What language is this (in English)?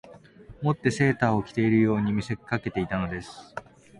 Japanese